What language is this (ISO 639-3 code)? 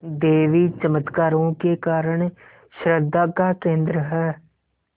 hin